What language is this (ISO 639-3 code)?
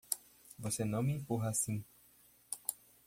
por